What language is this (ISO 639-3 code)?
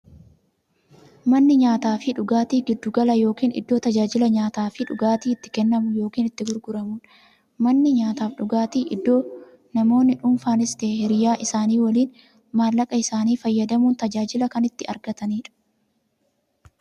orm